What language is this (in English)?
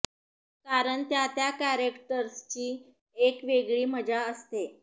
Marathi